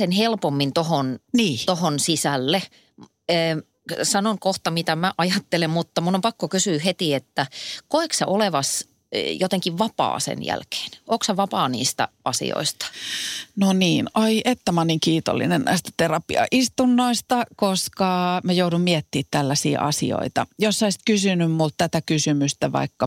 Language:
Finnish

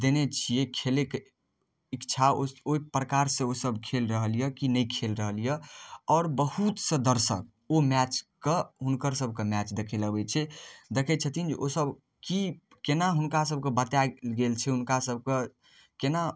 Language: Maithili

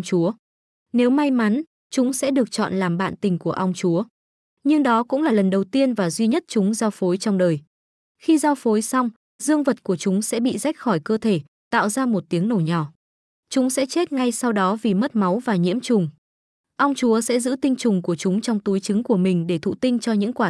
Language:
Vietnamese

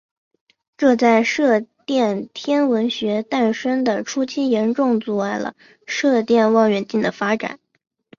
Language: Chinese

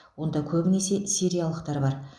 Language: Kazakh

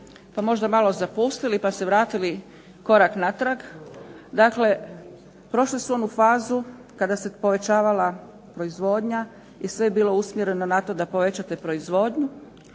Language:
Croatian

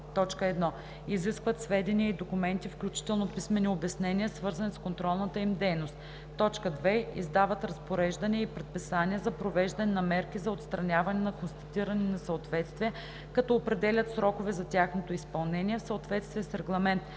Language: Bulgarian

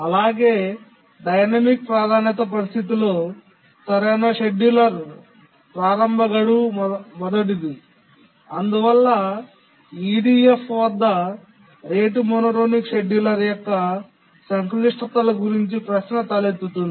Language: Telugu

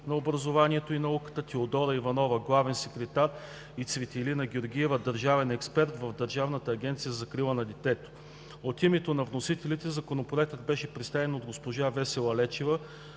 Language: Bulgarian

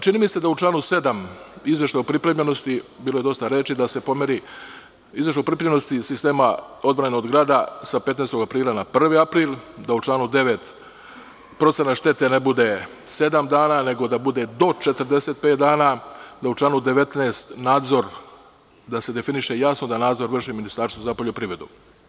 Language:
Serbian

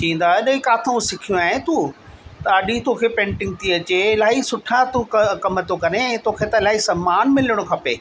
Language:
Sindhi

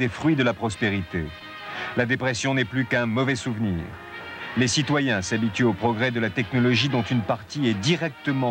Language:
French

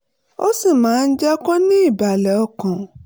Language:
Yoruba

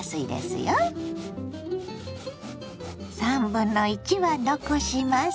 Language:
Japanese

